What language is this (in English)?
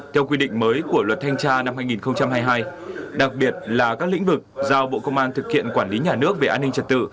Vietnamese